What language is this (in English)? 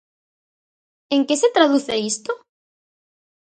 Galician